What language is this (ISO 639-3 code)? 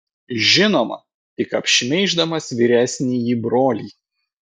lit